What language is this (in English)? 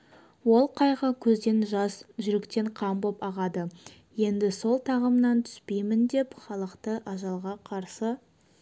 Kazakh